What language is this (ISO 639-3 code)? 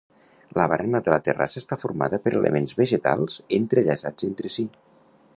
cat